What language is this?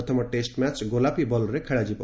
Odia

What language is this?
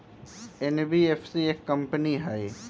Magahi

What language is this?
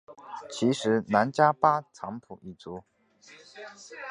Chinese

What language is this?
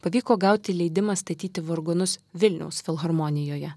Lithuanian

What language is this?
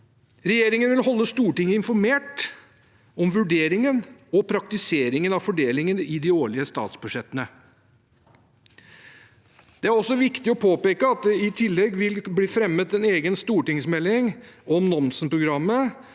Norwegian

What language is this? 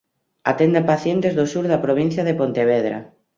Galician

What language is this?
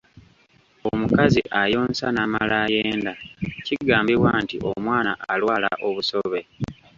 Ganda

